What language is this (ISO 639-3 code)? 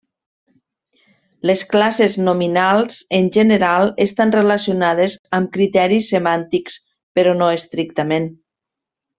cat